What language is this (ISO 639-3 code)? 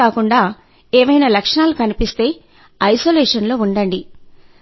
tel